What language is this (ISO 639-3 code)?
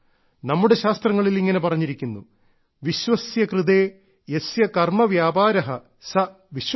mal